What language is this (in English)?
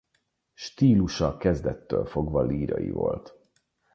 Hungarian